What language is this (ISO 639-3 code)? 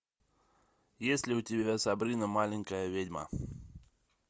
rus